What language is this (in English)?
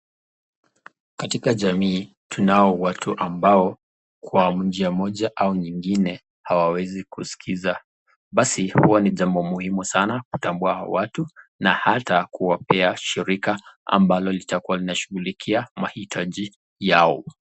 Swahili